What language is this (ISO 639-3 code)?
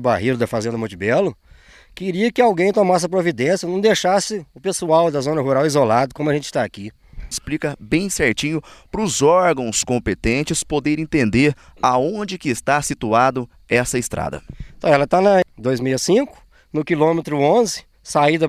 por